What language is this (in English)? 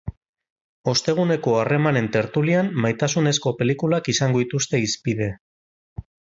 Basque